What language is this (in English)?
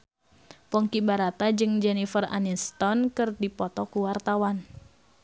Sundanese